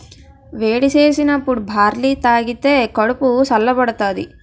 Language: Telugu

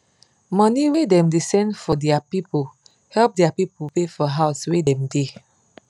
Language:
Nigerian Pidgin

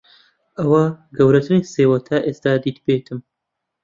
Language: Central Kurdish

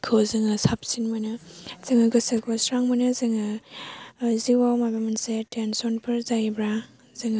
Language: Bodo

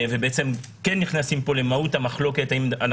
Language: Hebrew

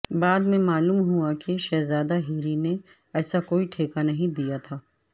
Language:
Urdu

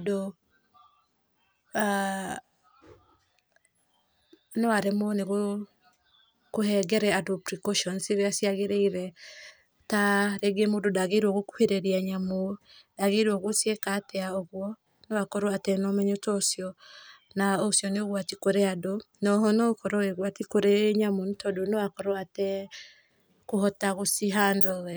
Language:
Kikuyu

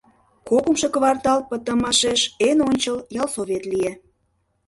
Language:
Mari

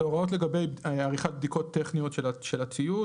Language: Hebrew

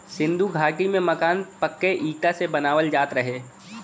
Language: Bhojpuri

